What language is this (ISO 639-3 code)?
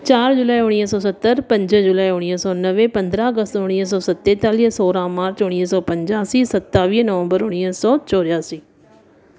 snd